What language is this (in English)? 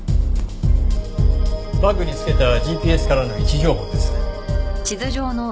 Japanese